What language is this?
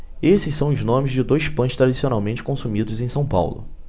Portuguese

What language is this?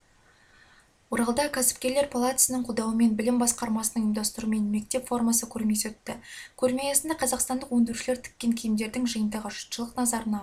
Kazakh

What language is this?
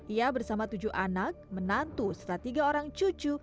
Indonesian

